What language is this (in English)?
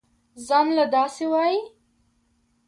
Pashto